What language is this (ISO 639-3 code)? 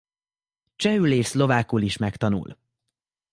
hun